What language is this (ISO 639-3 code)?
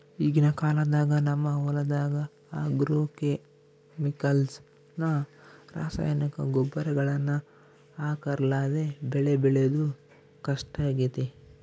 kan